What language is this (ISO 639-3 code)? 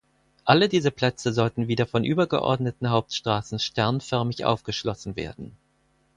deu